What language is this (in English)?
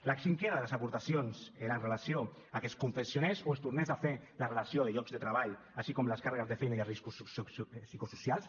Catalan